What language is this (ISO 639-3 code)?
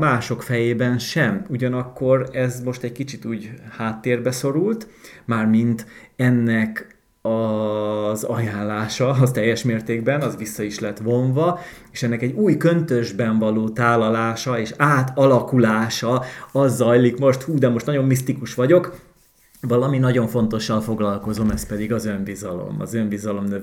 hun